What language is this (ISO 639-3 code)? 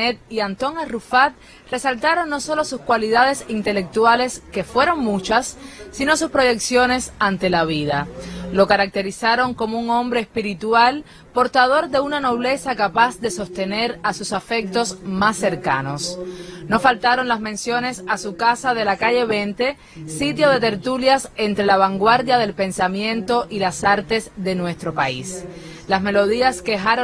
spa